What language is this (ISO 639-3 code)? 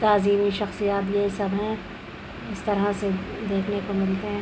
urd